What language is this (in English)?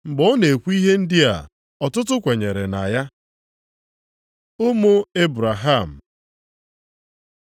Igbo